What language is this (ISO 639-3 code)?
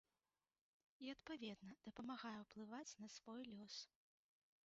bel